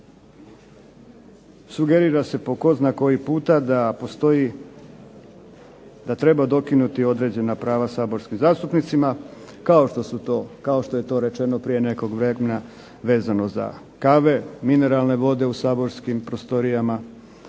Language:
Croatian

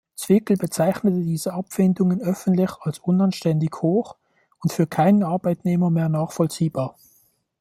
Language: German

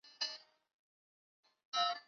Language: Chinese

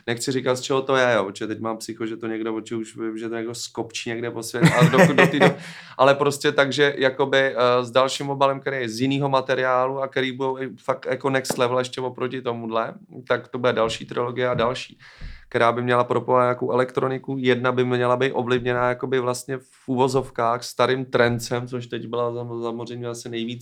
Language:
Czech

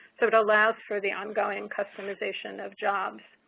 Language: English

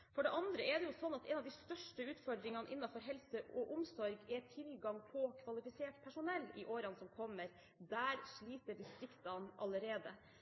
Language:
Norwegian Bokmål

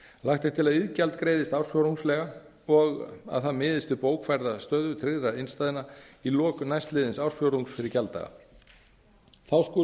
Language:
Icelandic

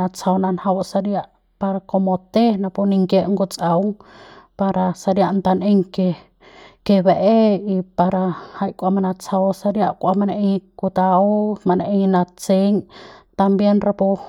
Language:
Central Pame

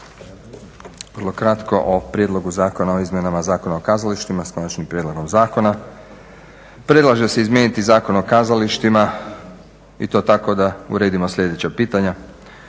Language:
Croatian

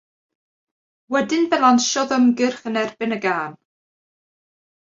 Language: Welsh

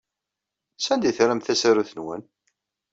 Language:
Kabyle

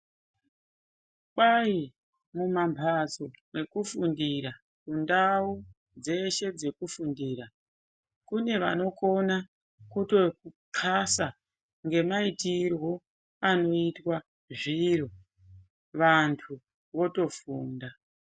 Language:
Ndau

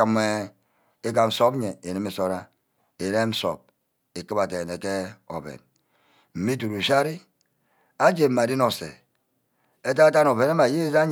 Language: Ubaghara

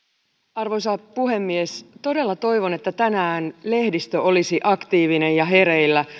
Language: Finnish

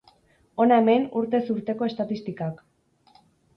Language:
Basque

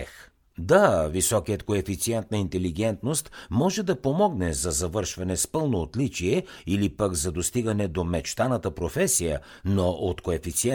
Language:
Bulgarian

